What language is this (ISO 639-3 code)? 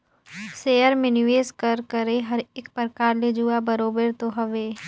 hne